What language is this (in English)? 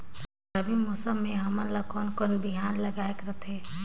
Chhattisgarhi